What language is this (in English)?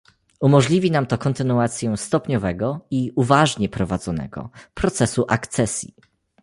Polish